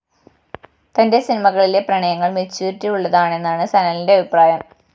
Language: Malayalam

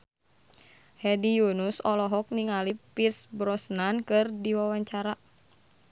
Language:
Sundanese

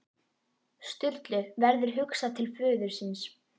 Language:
Icelandic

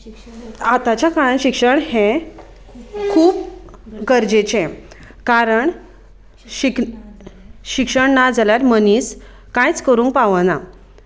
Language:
Konkani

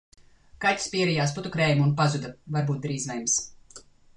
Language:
Latvian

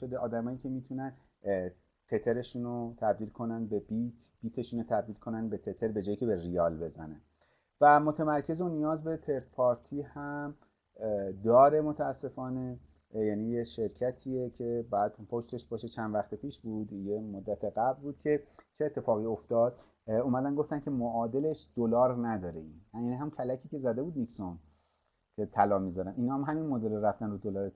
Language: Persian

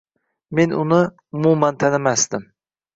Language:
Uzbek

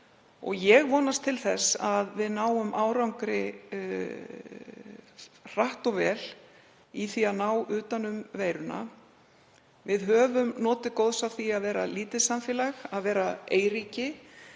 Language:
Icelandic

